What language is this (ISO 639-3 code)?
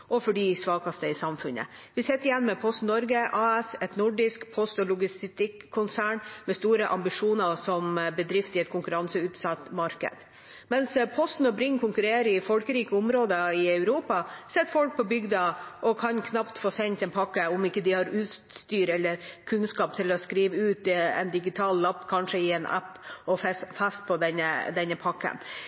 nob